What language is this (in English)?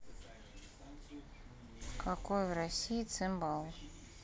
Russian